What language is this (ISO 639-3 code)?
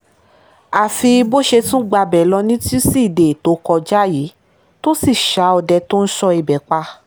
yor